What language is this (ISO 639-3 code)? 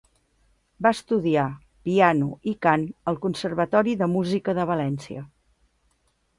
cat